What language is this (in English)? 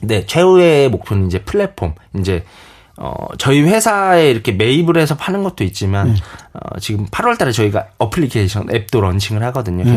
Korean